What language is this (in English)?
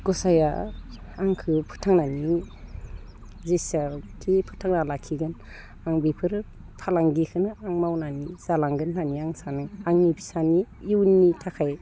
Bodo